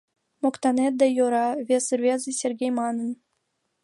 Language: Mari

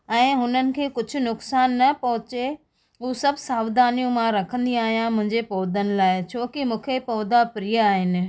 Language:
Sindhi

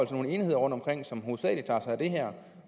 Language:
Danish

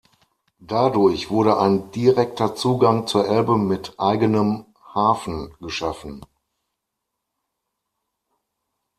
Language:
German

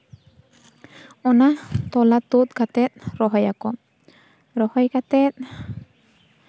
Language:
Santali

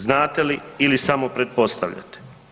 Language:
Croatian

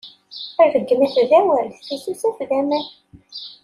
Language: Kabyle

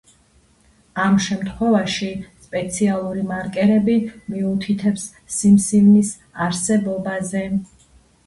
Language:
Georgian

